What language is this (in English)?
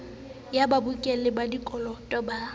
Southern Sotho